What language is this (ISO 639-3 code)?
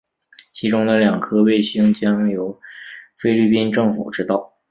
zho